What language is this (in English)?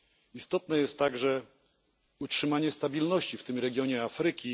Polish